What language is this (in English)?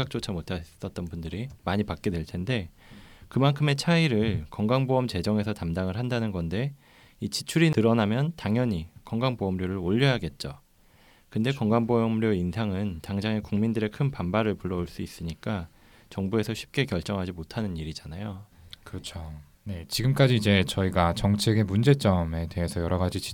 Korean